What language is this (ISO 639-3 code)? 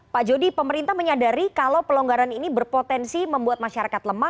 ind